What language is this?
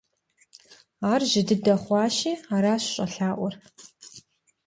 Kabardian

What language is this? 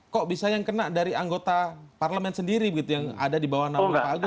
Indonesian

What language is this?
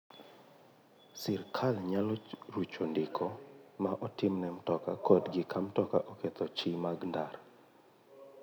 Luo (Kenya and Tanzania)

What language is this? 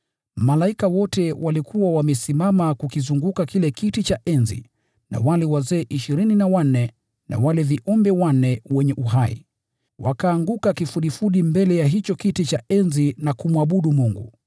Swahili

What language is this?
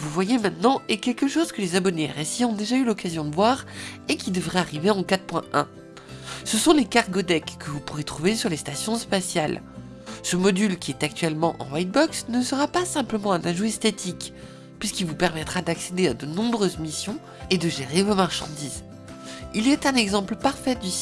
French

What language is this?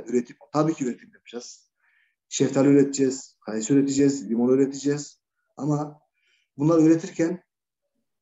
Turkish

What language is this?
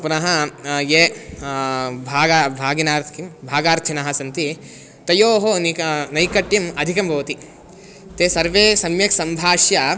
Sanskrit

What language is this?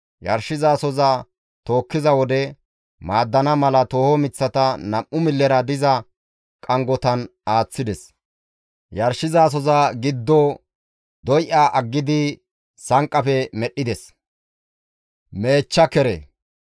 Gamo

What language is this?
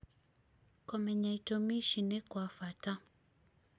Kikuyu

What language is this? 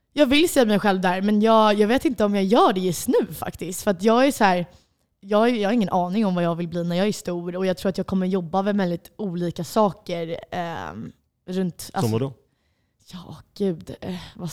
Swedish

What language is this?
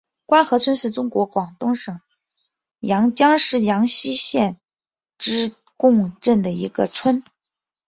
Chinese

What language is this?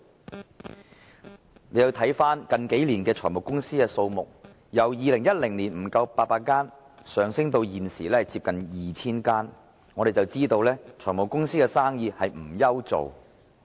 Cantonese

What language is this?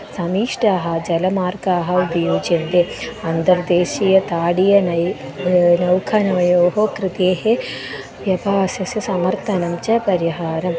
Sanskrit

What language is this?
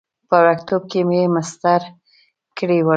Pashto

